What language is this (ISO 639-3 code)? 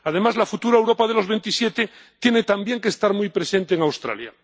spa